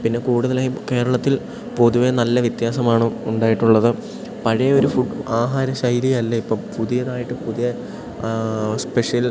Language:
Malayalam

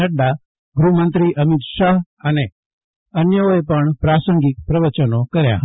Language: Gujarati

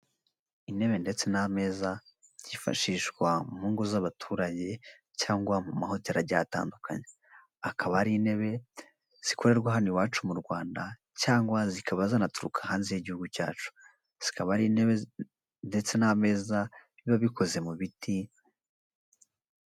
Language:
Kinyarwanda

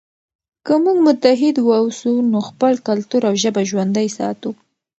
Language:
Pashto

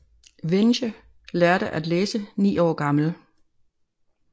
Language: Danish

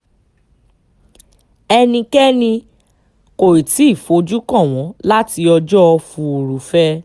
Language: Yoruba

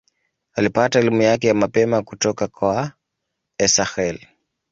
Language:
Swahili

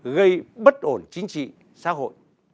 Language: Vietnamese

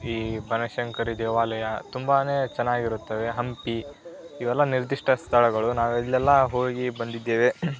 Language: Kannada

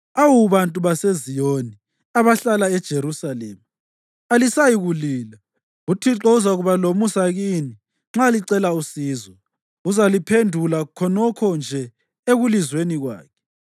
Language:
North Ndebele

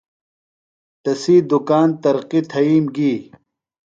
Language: Phalura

